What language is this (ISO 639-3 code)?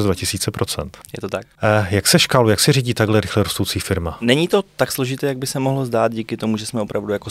ces